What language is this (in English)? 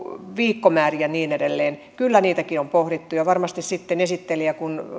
Finnish